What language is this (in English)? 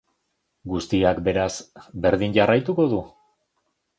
Basque